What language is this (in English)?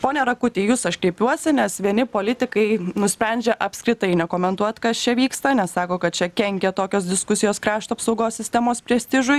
Lithuanian